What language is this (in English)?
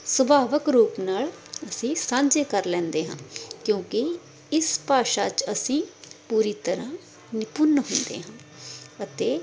Punjabi